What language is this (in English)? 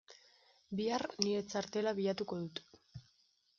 Basque